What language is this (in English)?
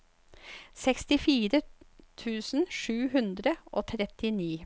Norwegian